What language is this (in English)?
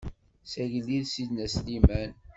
Kabyle